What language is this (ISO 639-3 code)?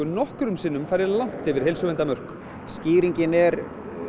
isl